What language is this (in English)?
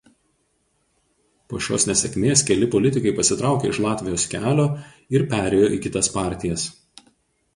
Lithuanian